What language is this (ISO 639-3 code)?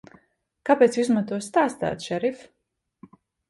lav